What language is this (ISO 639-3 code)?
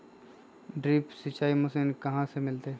mag